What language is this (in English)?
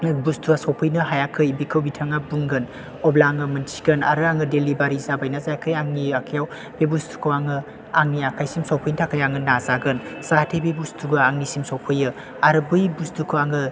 Bodo